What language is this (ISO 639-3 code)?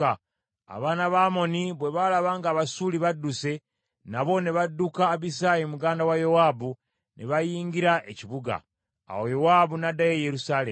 lug